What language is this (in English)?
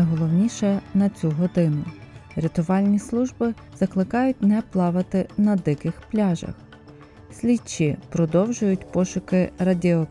Ukrainian